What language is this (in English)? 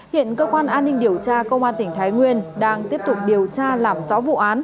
Vietnamese